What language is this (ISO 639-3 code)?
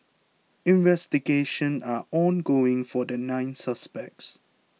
eng